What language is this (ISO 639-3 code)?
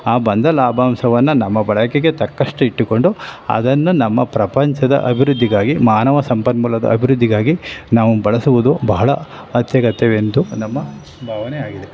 kan